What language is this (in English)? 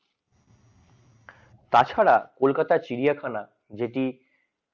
Bangla